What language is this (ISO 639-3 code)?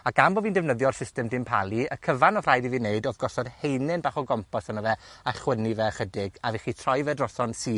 cym